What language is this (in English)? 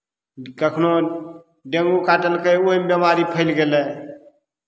Maithili